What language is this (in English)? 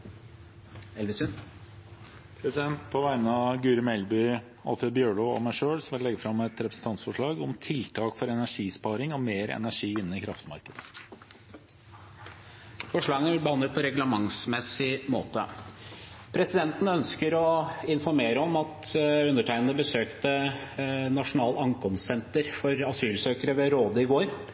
Norwegian